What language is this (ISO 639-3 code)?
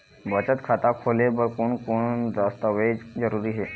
hne